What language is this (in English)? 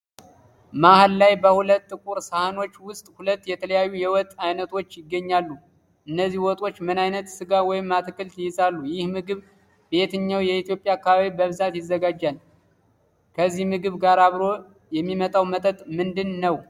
Amharic